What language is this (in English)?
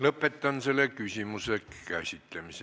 Estonian